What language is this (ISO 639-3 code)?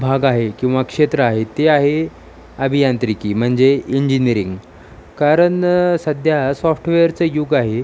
mar